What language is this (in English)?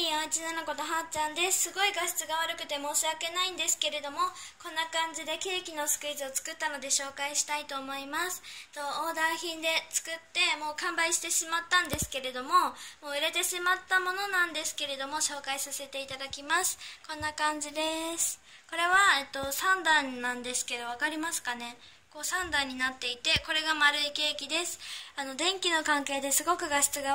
Japanese